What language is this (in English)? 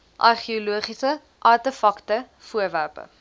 Afrikaans